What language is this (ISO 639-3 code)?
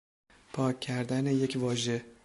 fas